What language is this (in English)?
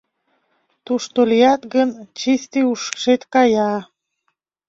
Mari